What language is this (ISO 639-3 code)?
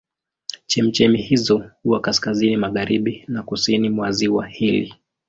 swa